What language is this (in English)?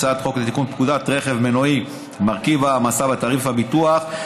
Hebrew